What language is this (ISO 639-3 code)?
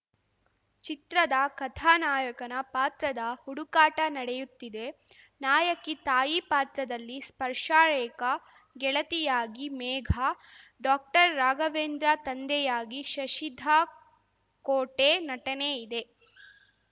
kan